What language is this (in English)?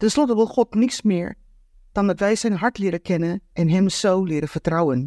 Dutch